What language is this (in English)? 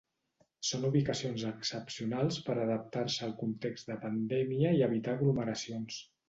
Catalan